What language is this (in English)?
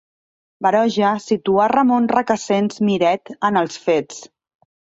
Catalan